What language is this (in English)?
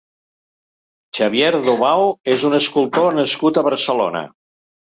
Catalan